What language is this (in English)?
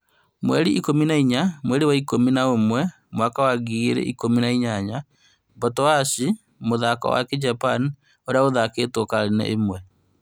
Kikuyu